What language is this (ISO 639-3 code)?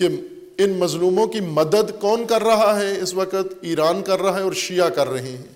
urd